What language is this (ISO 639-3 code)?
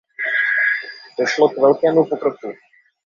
ces